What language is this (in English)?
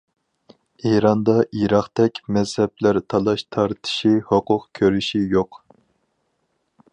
Uyghur